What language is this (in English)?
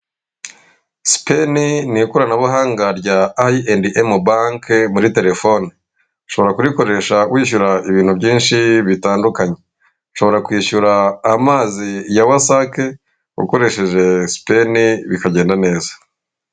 Kinyarwanda